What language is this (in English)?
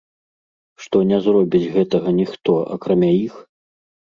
Belarusian